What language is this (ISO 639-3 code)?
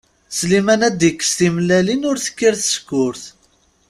kab